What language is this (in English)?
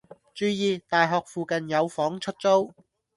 Cantonese